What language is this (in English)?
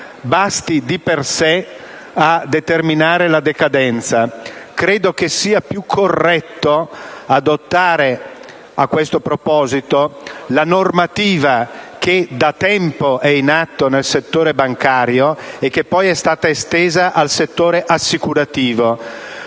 Italian